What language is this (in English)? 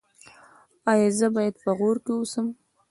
Pashto